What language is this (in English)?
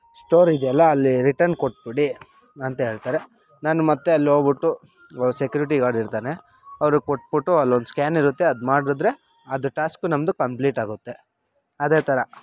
Kannada